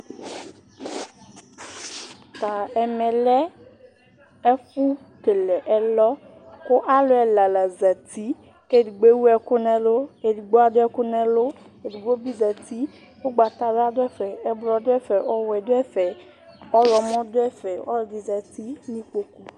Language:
Ikposo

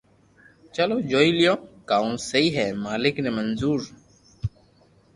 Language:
Loarki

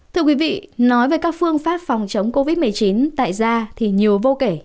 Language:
Vietnamese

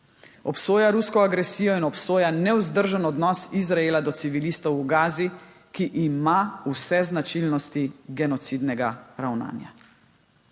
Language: Slovenian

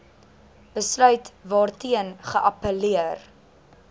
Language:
Afrikaans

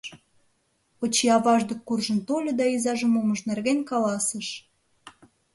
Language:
Mari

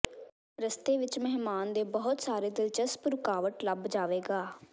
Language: Punjabi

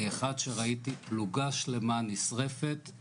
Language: Hebrew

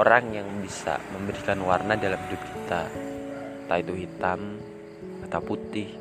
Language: Indonesian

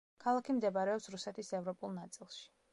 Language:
Georgian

